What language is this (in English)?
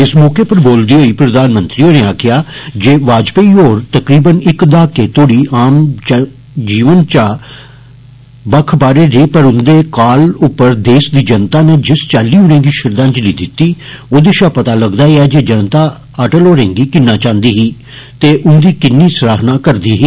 Dogri